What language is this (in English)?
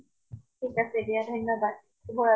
Assamese